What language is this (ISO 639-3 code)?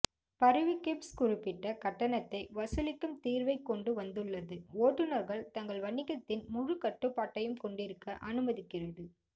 tam